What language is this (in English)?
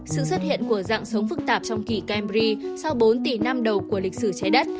Vietnamese